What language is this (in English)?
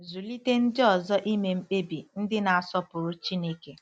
Igbo